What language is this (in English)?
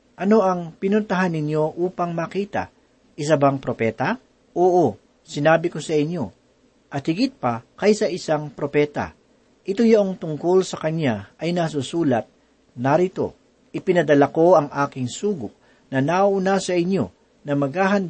Filipino